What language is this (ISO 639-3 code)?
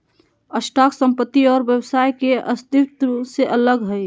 mag